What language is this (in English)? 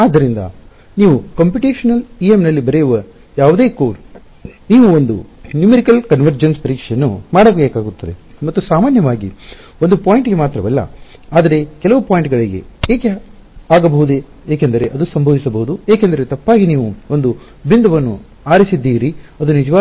Kannada